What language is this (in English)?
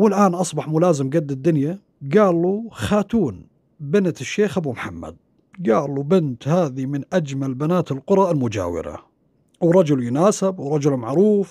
Arabic